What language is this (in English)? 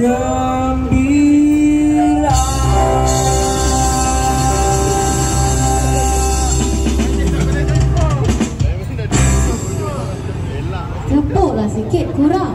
Indonesian